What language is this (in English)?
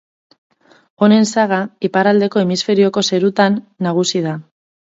Basque